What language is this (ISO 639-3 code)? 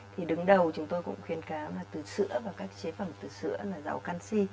vie